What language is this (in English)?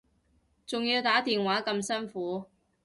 Cantonese